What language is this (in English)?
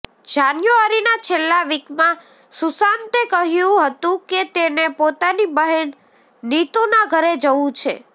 Gujarati